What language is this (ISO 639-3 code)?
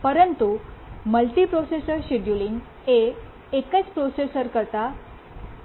guj